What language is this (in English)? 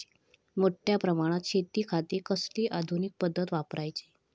Marathi